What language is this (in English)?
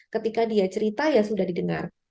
Indonesian